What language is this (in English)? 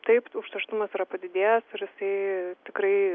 Lithuanian